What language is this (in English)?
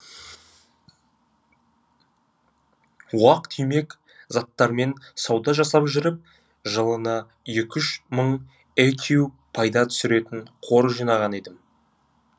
Kazakh